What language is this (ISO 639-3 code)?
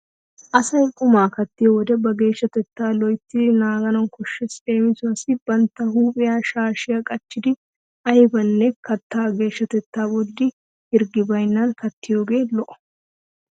wal